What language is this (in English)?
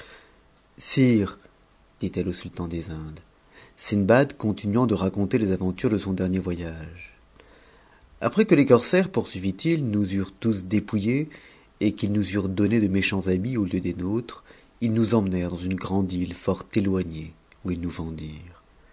French